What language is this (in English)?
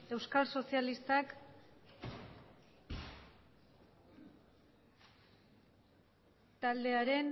Basque